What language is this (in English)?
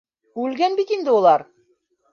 Bashkir